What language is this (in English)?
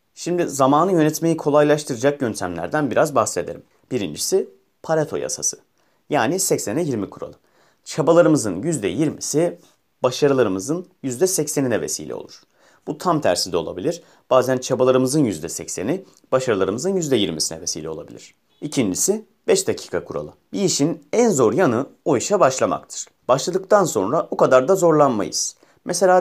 Turkish